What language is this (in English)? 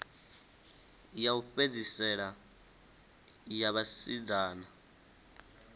Venda